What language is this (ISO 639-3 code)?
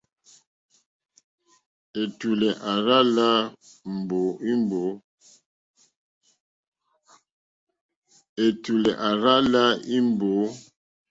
bri